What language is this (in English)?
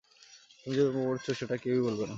Bangla